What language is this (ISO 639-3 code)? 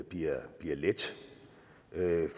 dan